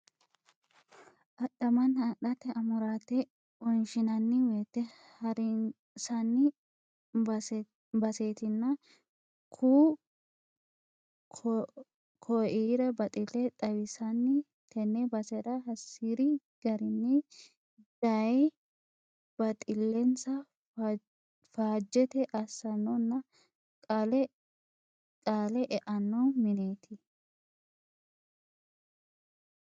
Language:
Sidamo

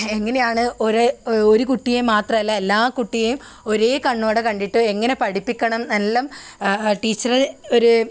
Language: Malayalam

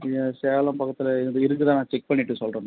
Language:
Tamil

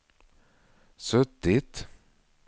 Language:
Swedish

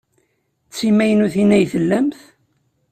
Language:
Kabyle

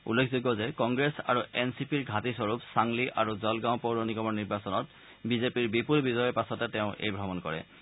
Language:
Assamese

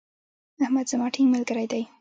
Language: Pashto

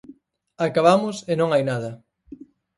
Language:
Galician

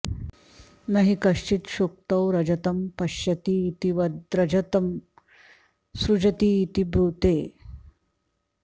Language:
Sanskrit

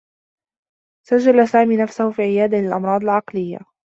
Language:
Arabic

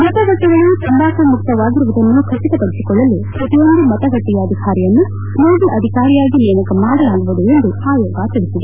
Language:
Kannada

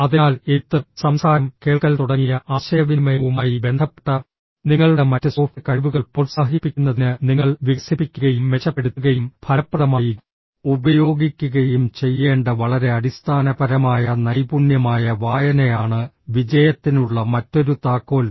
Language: Malayalam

